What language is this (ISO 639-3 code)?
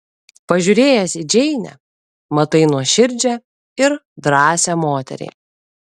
lit